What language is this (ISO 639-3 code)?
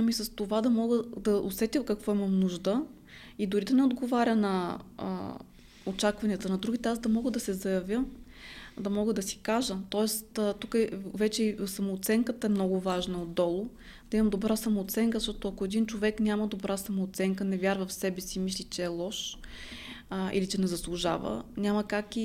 bul